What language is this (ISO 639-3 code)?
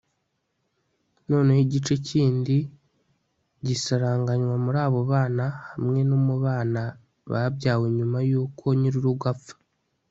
kin